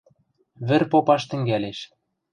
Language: Western Mari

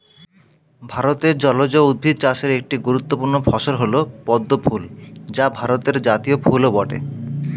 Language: Bangla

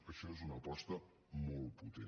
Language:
Catalan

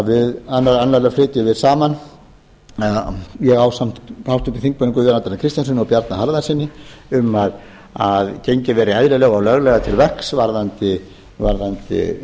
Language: Icelandic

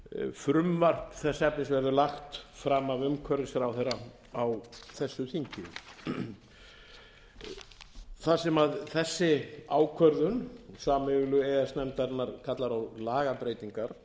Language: Icelandic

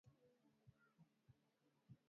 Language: Swahili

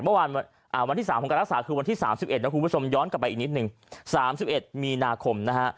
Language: Thai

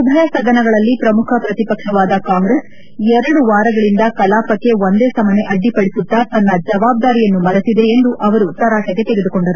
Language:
Kannada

